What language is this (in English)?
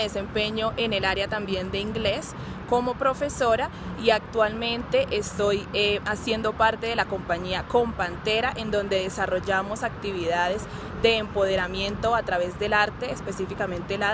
Spanish